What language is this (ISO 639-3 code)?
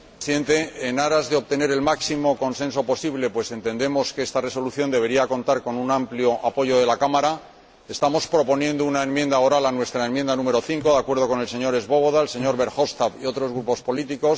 spa